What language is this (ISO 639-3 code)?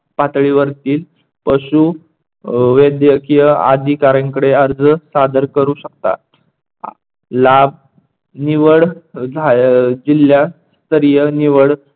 mar